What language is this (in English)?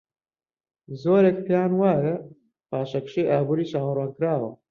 Central Kurdish